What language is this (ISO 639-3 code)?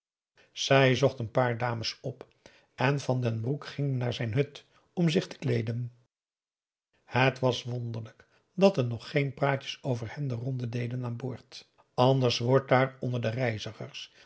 nld